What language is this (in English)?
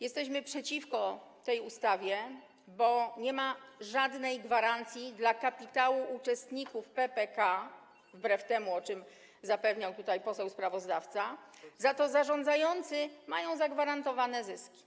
Polish